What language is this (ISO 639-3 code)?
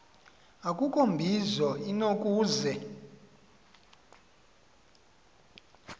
xho